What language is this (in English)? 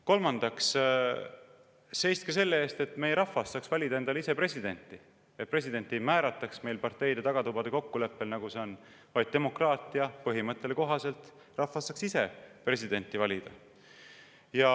Estonian